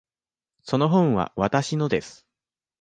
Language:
Japanese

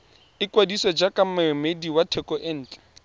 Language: Tswana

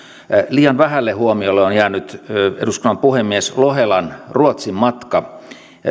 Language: Finnish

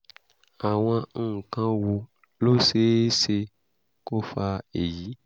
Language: Yoruba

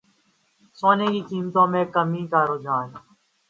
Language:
Urdu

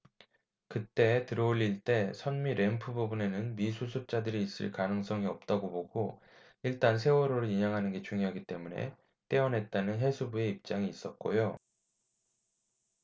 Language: Korean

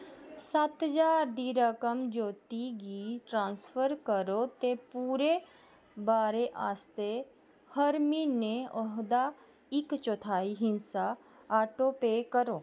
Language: Dogri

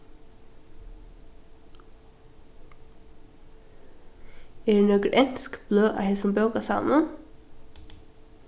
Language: Faroese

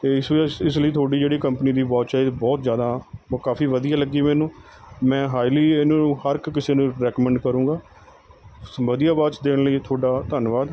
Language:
Punjabi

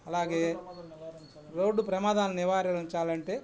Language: Telugu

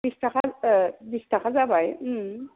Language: Bodo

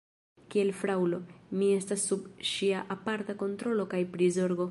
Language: Esperanto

